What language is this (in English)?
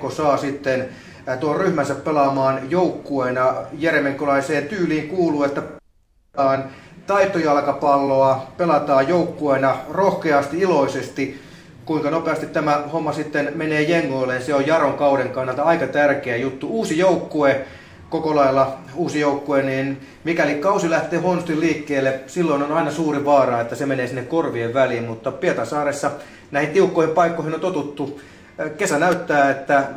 Finnish